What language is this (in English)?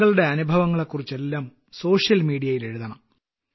Malayalam